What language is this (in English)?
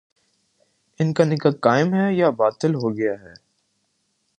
Urdu